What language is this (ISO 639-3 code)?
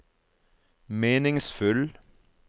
nor